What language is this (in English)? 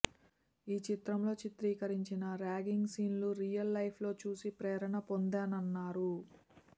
Telugu